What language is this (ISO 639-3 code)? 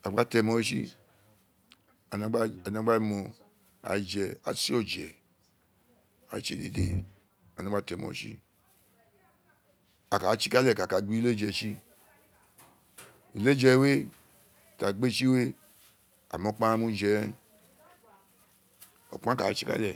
its